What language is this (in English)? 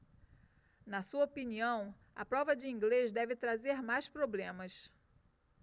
Portuguese